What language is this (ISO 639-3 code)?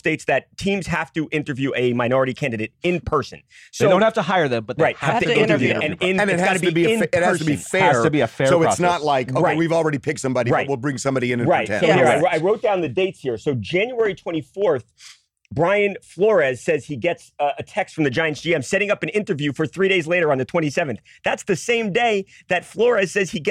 eng